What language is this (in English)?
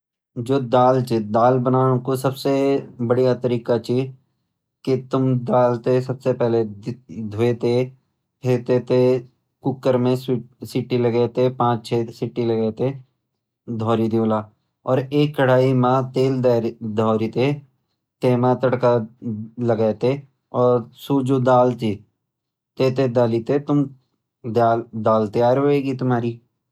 Garhwali